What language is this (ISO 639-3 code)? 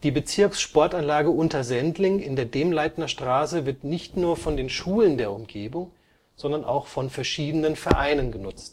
deu